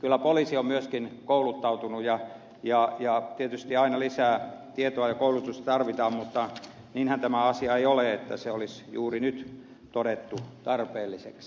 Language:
Finnish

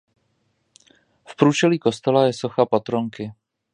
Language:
Czech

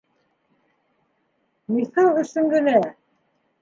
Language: Bashkir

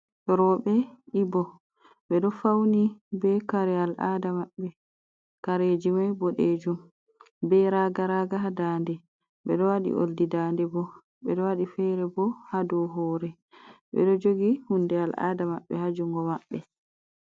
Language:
Fula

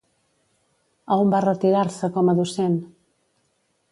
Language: Catalan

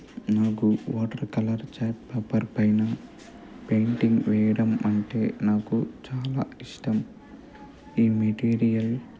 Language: Telugu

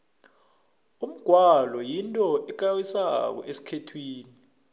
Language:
South Ndebele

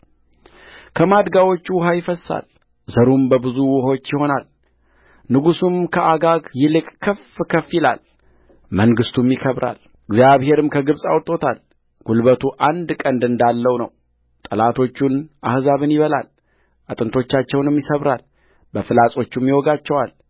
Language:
Amharic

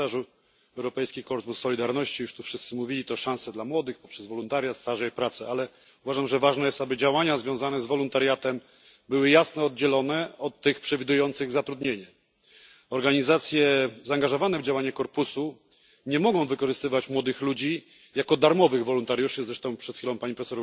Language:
Polish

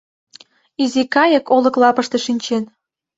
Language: Mari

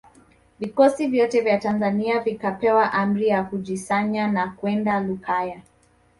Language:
Swahili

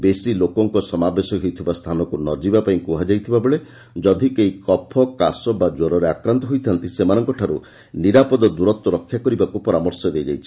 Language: Odia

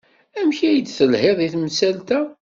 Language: Kabyle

